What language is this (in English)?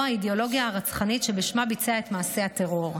Hebrew